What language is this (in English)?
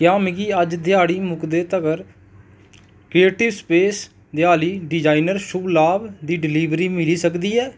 Dogri